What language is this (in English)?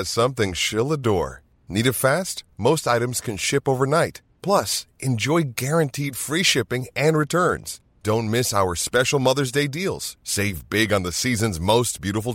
Swedish